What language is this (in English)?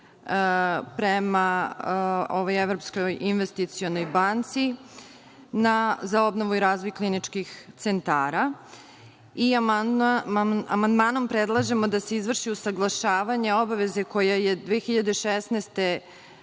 Serbian